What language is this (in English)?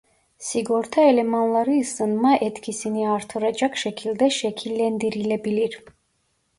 Turkish